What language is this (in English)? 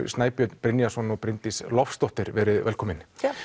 Icelandic